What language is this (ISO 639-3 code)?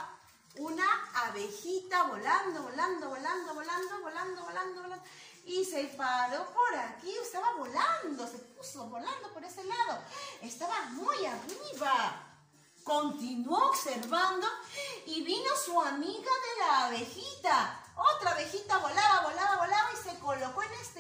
spa